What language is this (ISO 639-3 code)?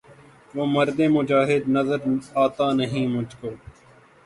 urd